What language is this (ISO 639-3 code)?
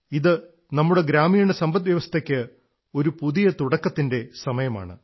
mal